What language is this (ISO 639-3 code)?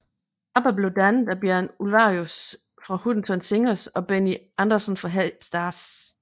dan